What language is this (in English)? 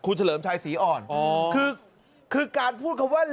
Thai